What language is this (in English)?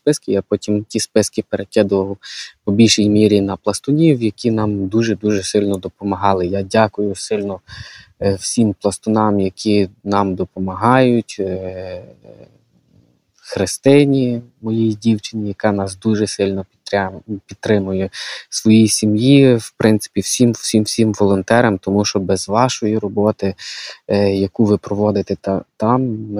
Ukrainian